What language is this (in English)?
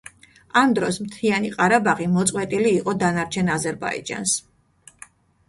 Georgian